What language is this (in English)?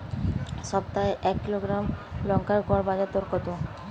Bangla